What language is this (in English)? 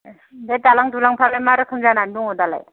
Bodo